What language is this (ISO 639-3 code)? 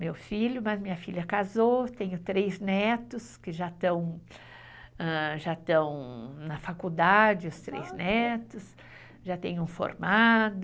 por